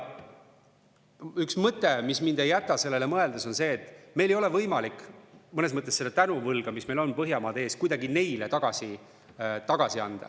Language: Estonian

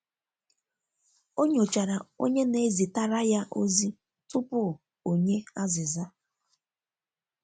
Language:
Igbo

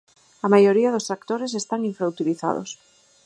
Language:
Galician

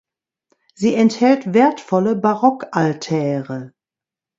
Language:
German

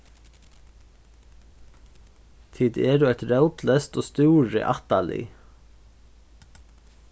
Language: Faroese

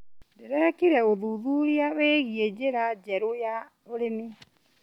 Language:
Kikuyu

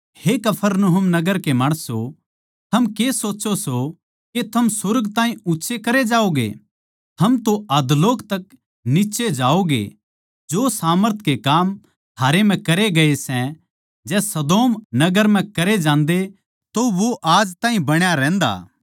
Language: Haryanvi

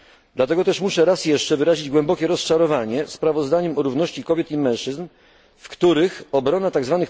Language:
Polish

